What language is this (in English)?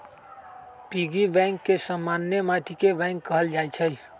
Magahi